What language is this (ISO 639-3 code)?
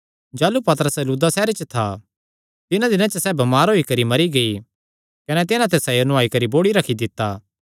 xnr